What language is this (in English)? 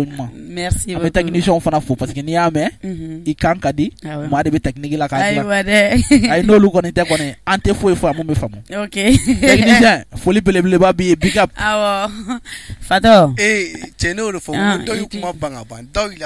French